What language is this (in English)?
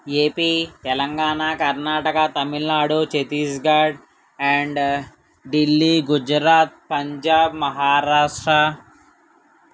Telugu